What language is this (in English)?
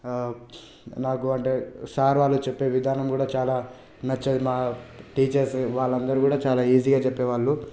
Telugu